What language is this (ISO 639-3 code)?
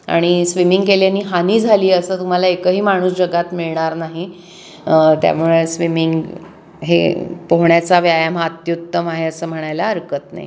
mar